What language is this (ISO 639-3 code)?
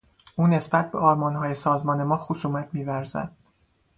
fas